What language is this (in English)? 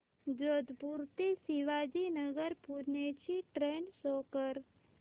Marathi